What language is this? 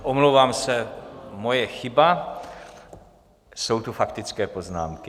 Czech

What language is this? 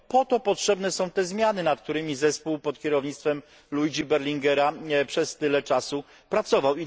Polish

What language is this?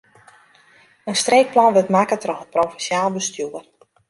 Western Frisian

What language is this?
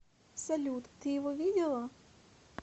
Russian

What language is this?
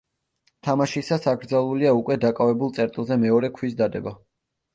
Georgian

